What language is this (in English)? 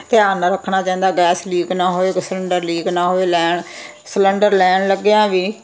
Punjabi